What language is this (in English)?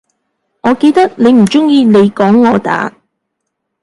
Cantonese